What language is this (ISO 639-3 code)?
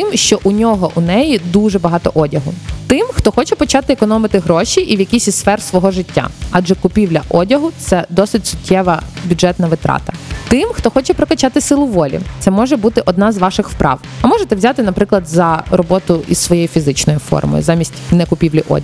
ukr